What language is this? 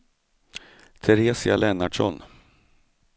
Swedish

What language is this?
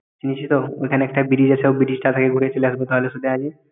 Bangla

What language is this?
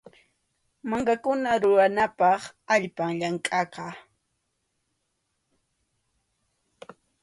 Arequipa-La Unión Quechua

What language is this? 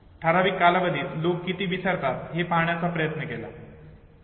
Marathi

